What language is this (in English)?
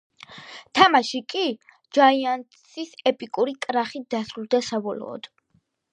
Georgian